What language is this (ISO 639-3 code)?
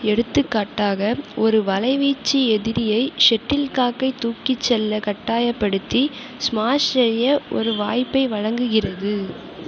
tam